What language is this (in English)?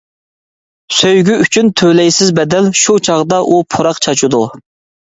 Uyghur